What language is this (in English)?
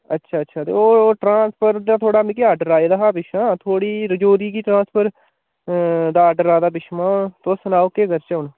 Dogri